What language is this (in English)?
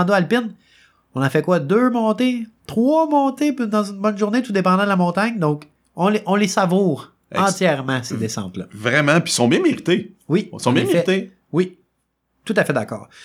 French